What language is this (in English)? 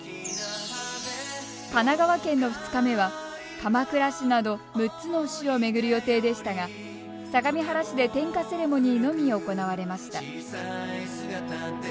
Japanese